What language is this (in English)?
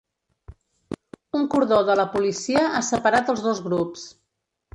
Catalan